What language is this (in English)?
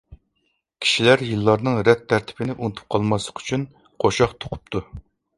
Uyghur